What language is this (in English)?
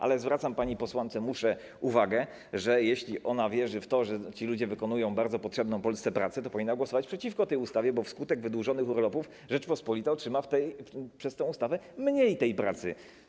Polish